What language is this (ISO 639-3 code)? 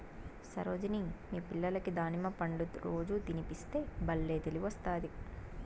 tel